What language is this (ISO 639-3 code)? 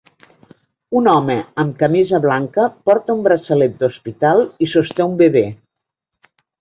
cat